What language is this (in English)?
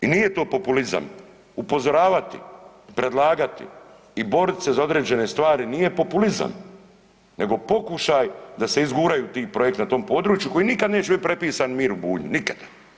Croatian